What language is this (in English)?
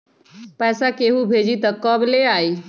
Magahi